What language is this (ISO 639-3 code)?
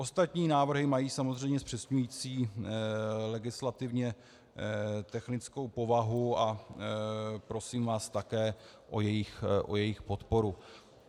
ces